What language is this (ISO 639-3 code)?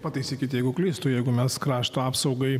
lit